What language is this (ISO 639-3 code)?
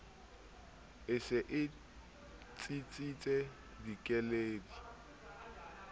sot